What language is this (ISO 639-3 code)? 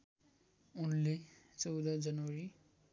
nep